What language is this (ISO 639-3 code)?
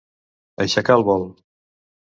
cat